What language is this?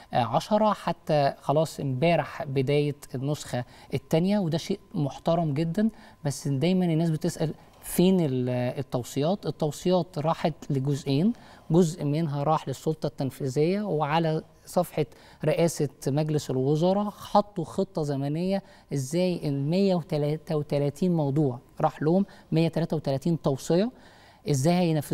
Arabic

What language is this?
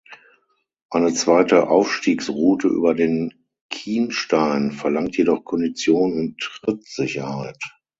German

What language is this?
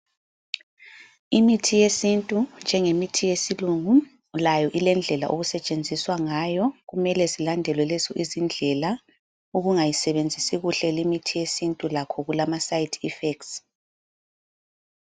North Ndebele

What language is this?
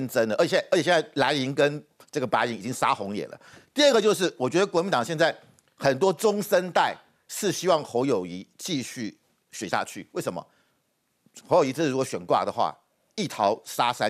Chinese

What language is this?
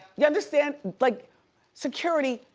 English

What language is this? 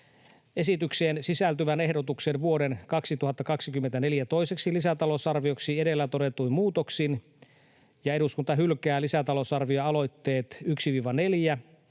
Finnish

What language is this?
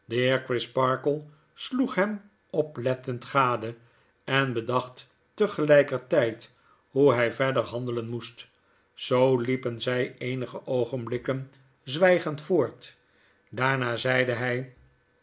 Dutch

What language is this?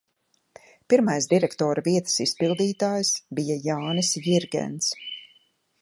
Latvian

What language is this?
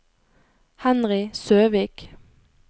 Norwegian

